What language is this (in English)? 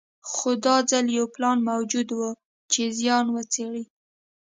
Pashto